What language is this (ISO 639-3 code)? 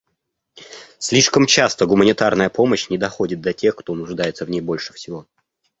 rus